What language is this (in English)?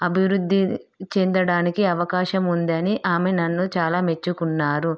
Telugu